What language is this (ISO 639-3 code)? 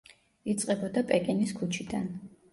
kat